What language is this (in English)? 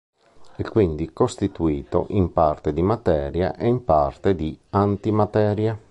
Italian